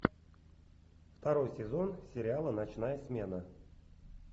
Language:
Russian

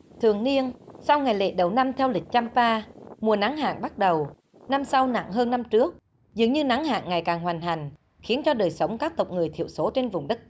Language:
Vietnamese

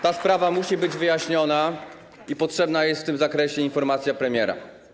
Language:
Polish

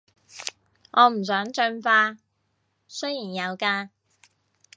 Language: Cantonese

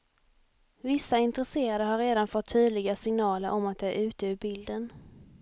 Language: Swedish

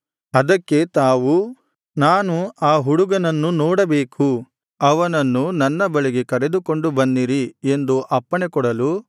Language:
Kannada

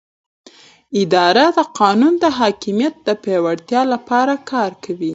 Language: Pashto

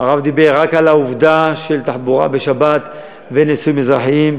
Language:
Hebrew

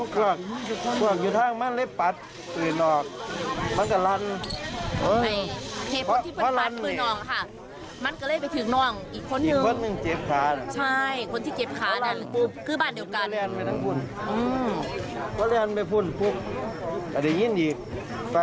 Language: Thai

